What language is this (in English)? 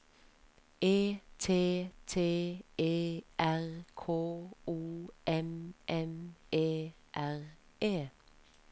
Norwegian